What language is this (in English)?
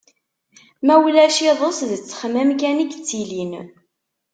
Kabyle